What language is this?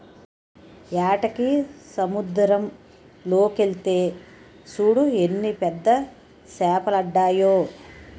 Telugu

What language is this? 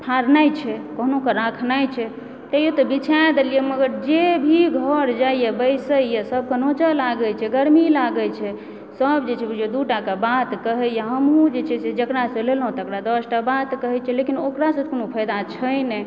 Maithili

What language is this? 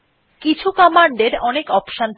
Bangla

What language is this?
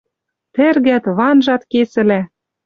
Western Mari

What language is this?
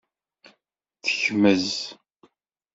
Kabyle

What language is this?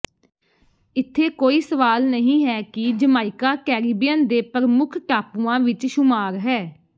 Punjabi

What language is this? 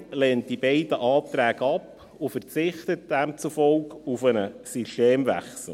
Swiss German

